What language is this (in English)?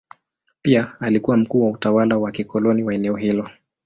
Swahili